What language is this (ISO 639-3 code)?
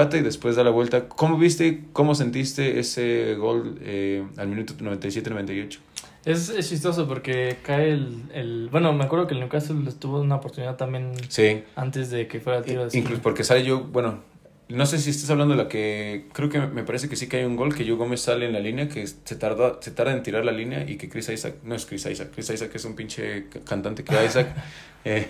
spa